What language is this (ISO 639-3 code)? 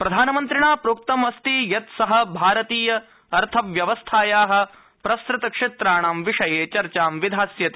san